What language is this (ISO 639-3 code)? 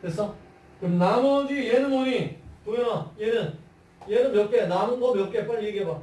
kor